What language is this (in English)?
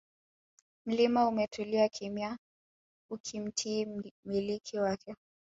Swahili